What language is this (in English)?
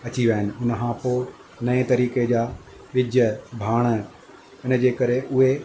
Sindhi